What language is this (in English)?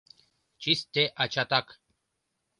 Mari